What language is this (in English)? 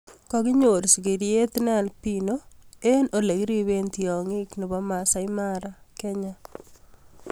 Kalenjin